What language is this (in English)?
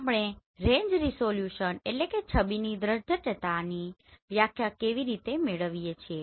Gujarati